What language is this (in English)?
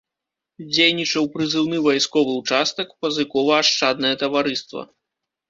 Belarusian